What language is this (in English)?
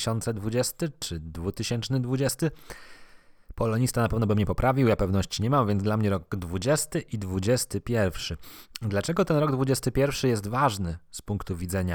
Polish